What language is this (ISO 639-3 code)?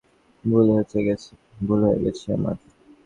ben